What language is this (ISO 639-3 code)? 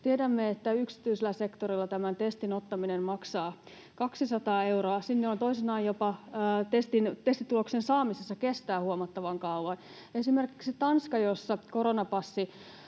fin